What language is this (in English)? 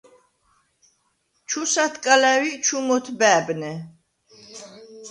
Svan